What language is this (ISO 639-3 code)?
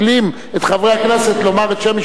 heb